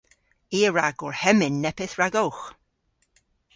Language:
Cornish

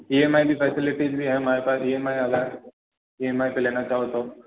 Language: Hindi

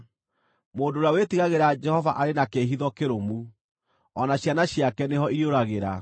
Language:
Kikuyu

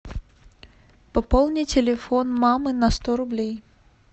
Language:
Russian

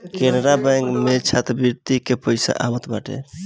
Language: Bhojpuri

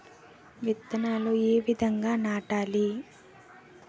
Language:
Telugu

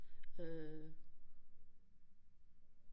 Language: Danish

